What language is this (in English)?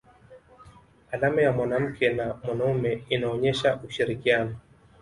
Swahili